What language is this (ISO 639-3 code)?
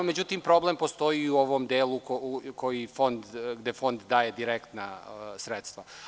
srp